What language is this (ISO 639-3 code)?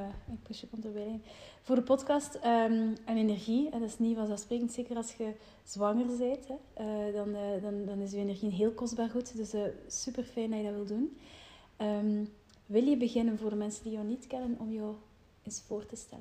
nld